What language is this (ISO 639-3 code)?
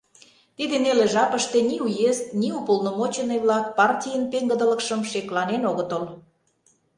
chm